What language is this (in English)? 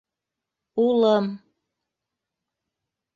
Bashkir